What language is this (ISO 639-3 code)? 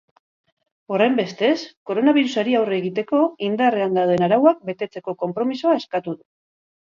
eus